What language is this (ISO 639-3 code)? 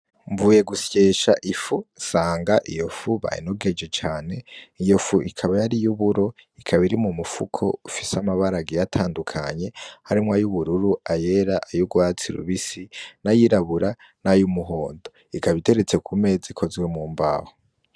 run